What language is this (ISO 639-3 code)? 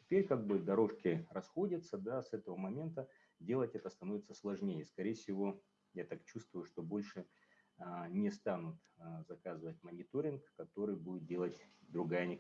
rus